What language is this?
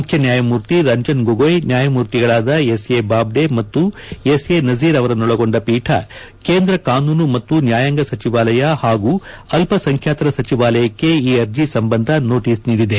Kannada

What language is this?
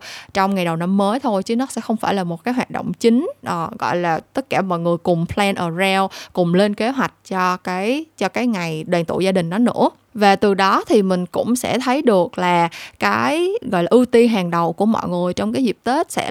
Vietnamese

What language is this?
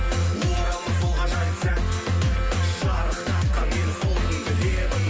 Kazakh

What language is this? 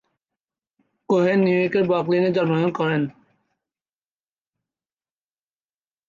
Bangla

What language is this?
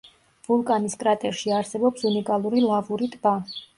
Georgian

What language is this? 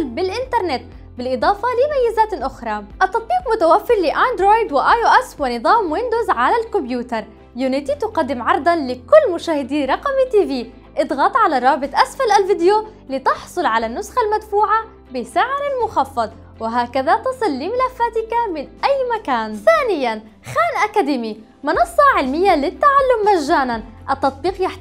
Arabic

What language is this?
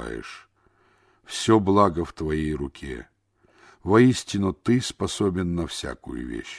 Russian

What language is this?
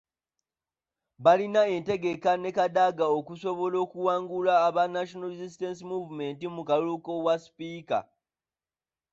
Ganda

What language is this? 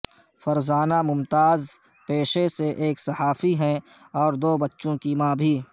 Urdu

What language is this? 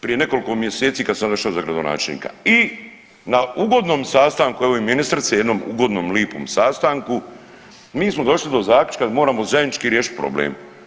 Croatian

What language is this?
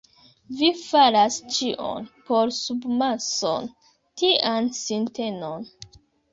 Esperanto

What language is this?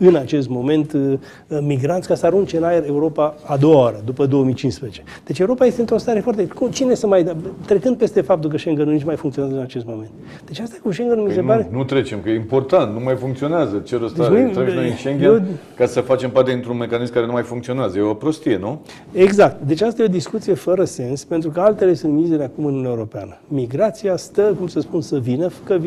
Romanian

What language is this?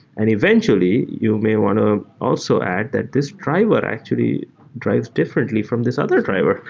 English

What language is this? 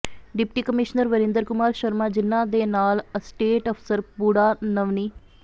Punjabi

